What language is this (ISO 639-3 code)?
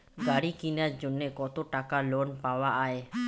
ben